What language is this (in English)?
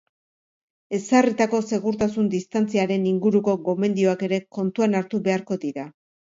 Basque